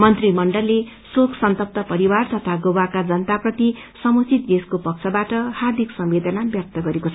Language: Nepali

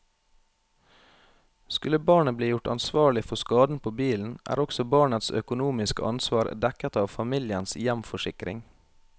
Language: Norwegian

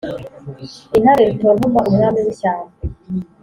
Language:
Kinyarwanda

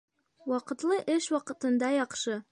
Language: Bashkir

